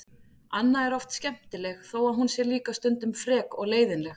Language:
Icelandic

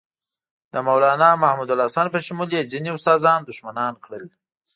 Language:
Pashto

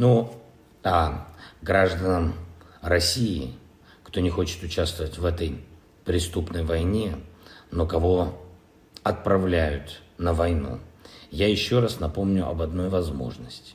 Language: Ukrainian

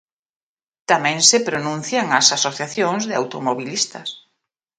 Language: Galician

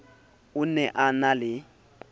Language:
Southern Sotho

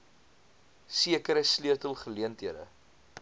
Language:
Afrikaans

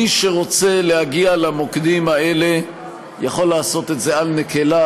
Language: Hebrew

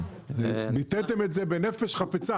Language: Hebrew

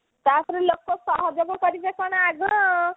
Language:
Odia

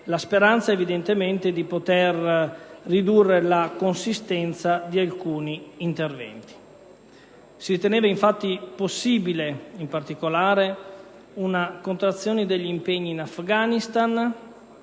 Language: Italian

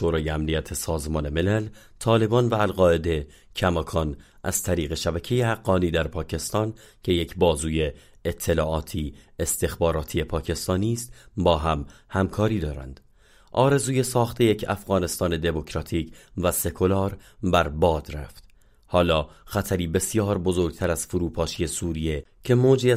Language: Persian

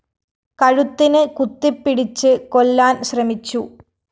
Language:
Malayalam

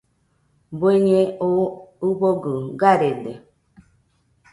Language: Nüpode Huitoto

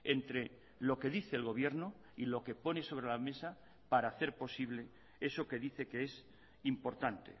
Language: Spanish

